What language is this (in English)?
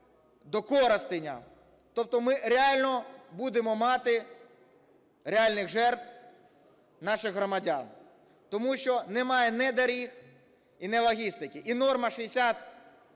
Ukrainian